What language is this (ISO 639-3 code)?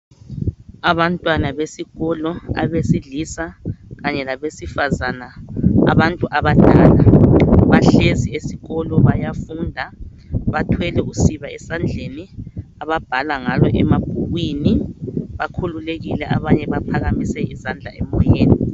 nde